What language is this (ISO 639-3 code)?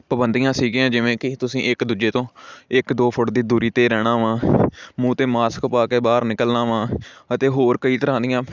pan